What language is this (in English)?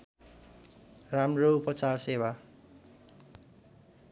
Nepali